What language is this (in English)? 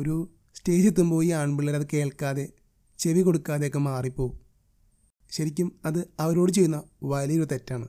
Malayalam